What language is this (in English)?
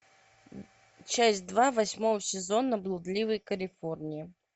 Russian